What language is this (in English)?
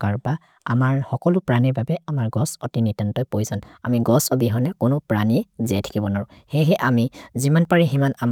Maria (India)